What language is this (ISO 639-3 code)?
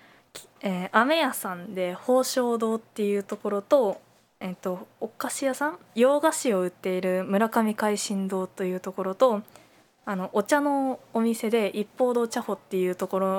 jpn